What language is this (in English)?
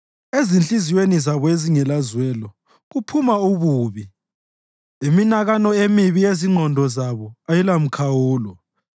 North Ndebele